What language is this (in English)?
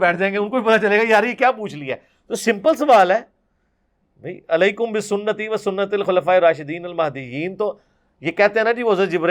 Urdu